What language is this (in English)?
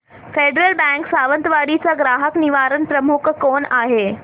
Marathi